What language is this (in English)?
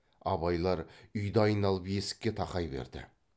Kazakh